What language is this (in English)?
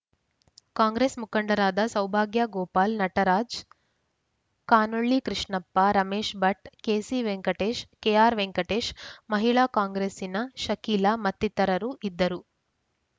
Kannada